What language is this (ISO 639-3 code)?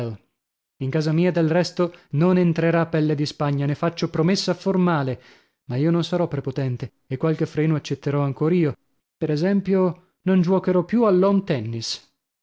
ita